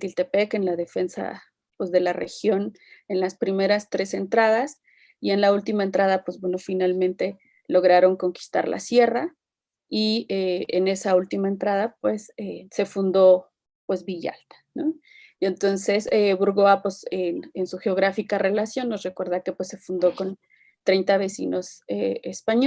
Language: Spanish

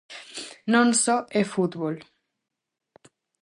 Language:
Galician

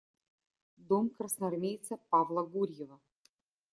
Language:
Russian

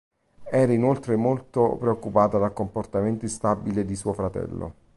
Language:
Italian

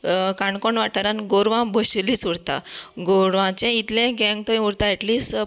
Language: Konkani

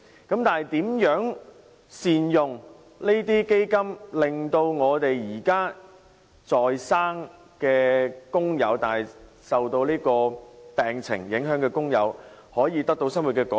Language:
Cantonese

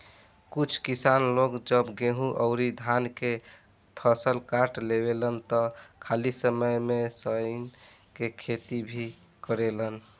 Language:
Bhojpuri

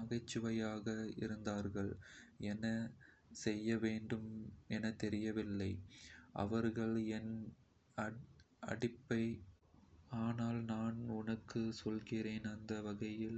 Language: Kota (India)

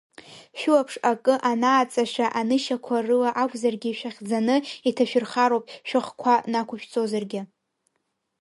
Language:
Abkhazian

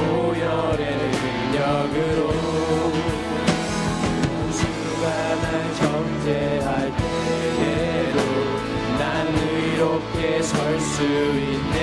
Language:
Korean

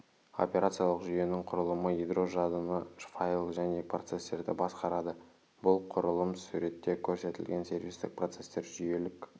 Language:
Kazakh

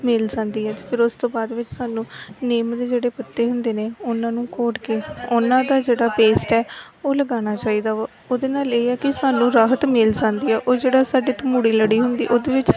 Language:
Punjabi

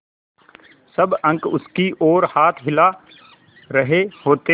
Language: Hindi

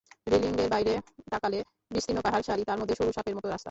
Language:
Bangla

